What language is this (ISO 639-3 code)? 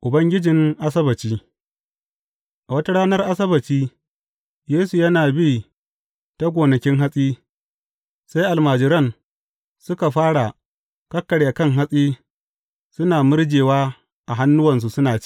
hau